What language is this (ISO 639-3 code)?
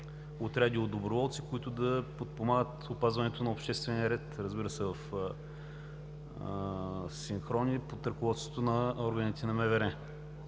bul